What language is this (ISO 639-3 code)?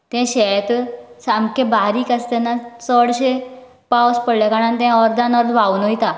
kok